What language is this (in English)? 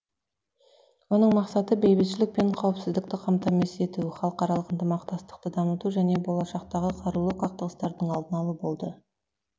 Kazakh